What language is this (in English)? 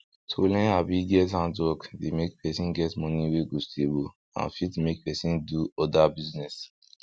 Nigerian Pidgin